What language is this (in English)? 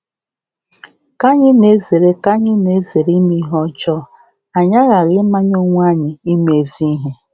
Igbo